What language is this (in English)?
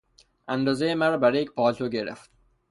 Persian